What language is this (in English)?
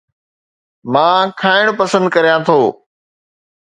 Sindhi